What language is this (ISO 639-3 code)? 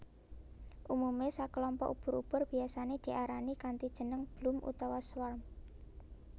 jav